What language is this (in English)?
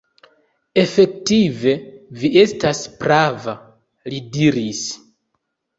Esperanto